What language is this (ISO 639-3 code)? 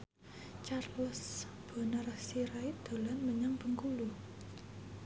jav